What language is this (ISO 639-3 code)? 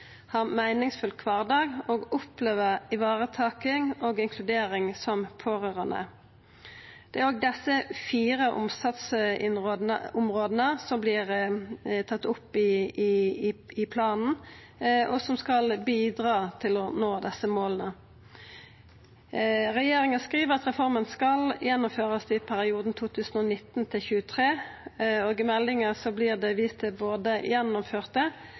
nno